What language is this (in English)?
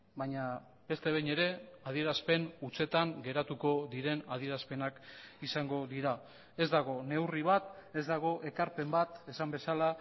Basque